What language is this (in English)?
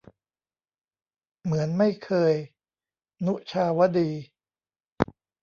Thai